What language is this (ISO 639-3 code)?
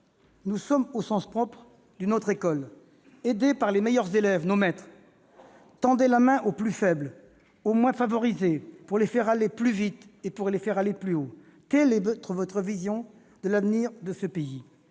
fra